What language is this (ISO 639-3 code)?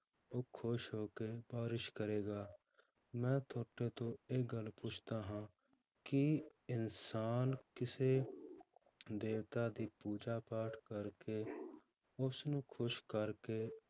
pan